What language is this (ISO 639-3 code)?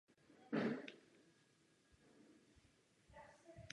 ces